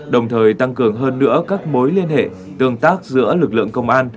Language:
Vietnamese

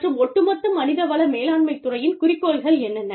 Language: Tamil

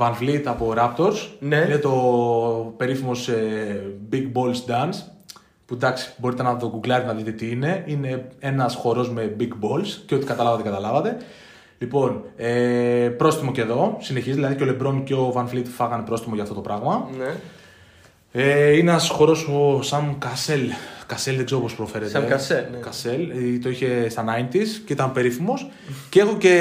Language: Greek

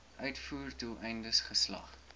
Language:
Afrikaans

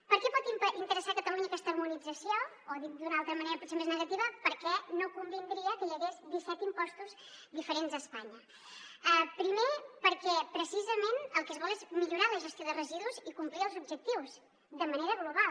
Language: Catalan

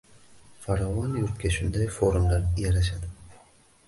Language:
Uzbek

